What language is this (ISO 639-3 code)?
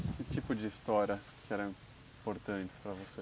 por